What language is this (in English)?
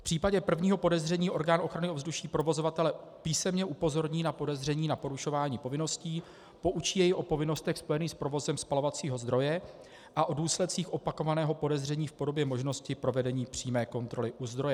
Czech